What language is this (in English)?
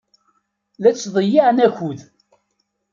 Kabyle